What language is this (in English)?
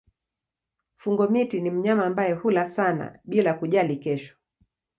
Swahili